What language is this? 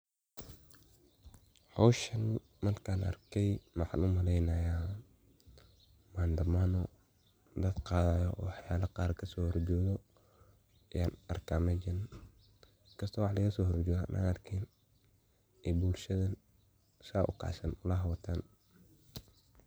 Somali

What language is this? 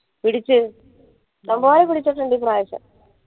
Malayalam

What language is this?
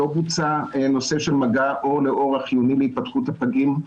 Hebrew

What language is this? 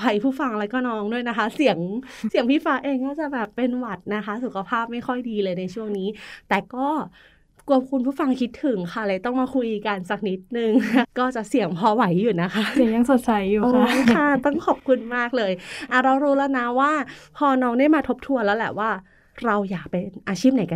Thai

